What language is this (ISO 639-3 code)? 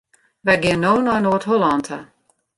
fry